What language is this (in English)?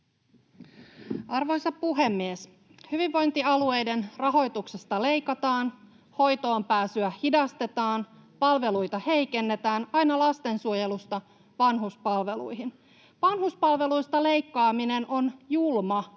Finnish